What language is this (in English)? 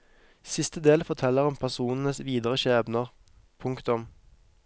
Norwegian